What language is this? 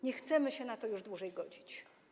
Polish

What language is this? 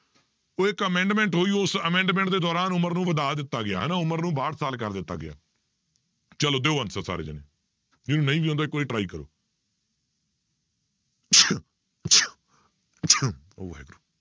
Punjabi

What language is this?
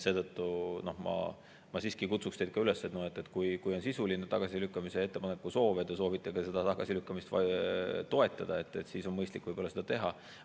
Estonian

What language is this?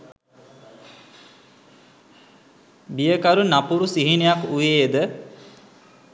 Sinhala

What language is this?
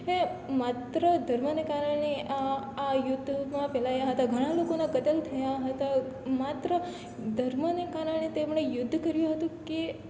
Gujarati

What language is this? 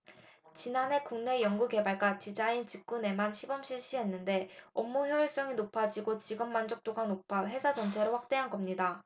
Korean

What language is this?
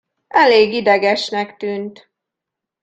Hungarian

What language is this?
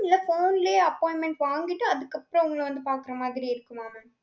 Tamil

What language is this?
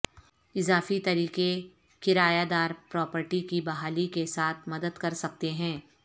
Urdu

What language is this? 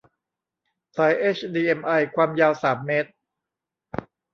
Thai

